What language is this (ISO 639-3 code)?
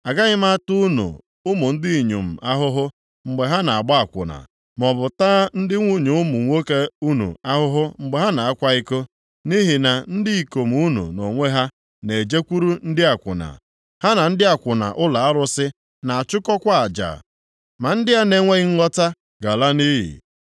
ibo